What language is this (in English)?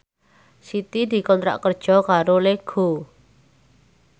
Javanese